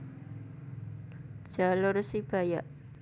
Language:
Javanese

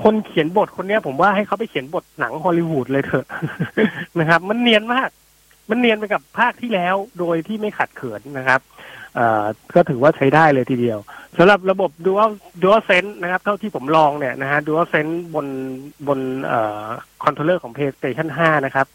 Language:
Thai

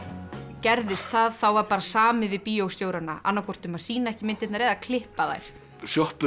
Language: Icelandic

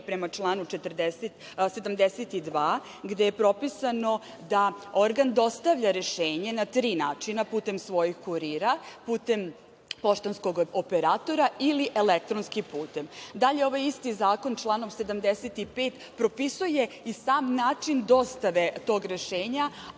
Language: Serbian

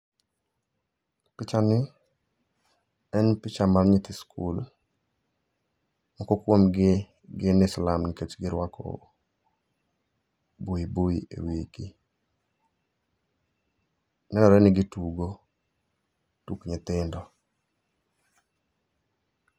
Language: Luo (Kenya and Tanzania)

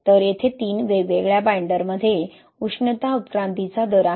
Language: Marathi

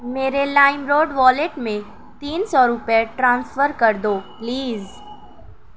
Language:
Urdu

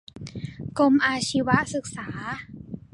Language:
Thai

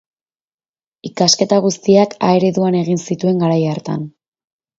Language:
Basque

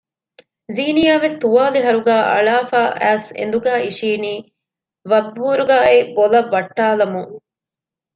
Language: Divehi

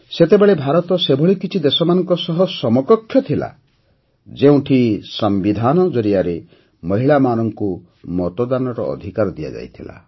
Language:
Odia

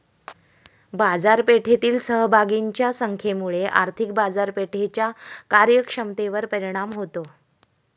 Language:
Marathi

